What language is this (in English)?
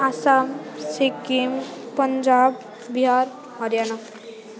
Nepali